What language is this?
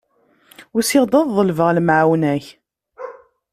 Kabyle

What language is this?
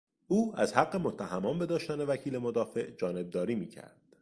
Persian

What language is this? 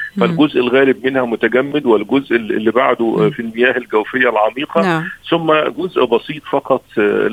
Arabic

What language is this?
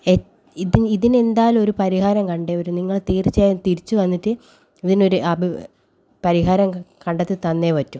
Malayalam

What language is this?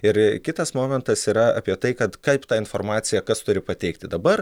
Lithuanian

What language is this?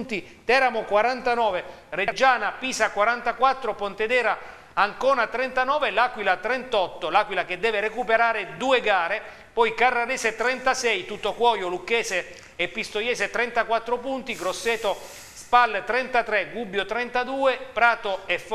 Italian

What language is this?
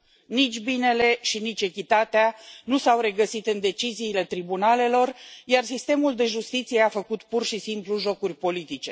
Romanian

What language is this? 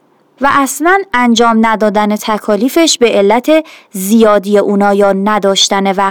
Persian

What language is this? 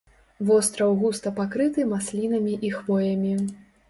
Belarusian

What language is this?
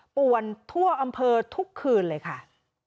Thai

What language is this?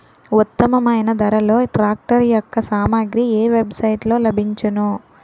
Telugu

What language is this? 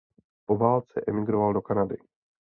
Czech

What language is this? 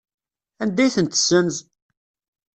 Kabyle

